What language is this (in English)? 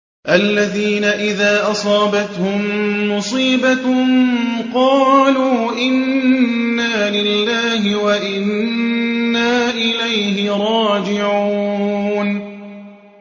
Arabic